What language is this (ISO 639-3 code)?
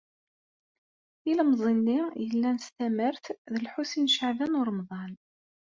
kab